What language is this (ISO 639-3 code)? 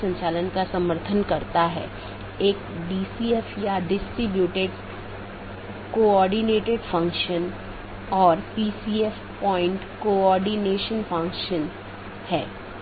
hin